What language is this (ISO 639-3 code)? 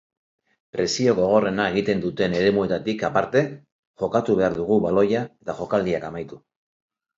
eus